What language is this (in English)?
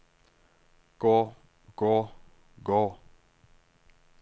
Norwegian